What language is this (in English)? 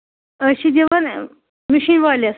Kashmiri